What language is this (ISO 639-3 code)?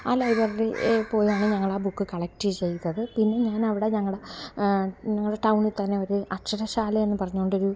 mal